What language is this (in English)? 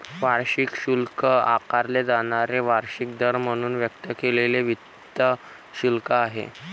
Marathi